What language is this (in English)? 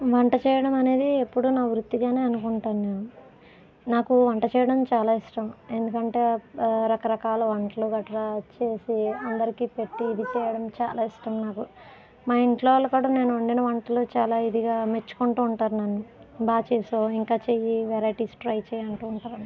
Telugu